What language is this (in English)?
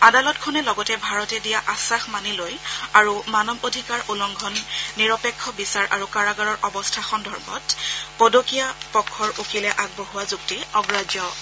Assamese